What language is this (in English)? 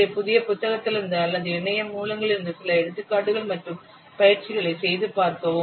Tamil